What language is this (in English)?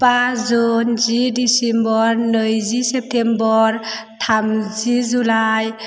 Bodo